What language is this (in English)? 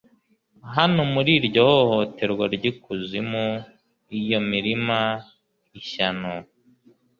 Kinyarwanda